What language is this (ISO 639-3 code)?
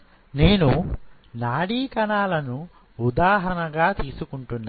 tel